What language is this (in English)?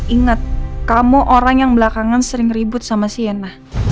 Indonesian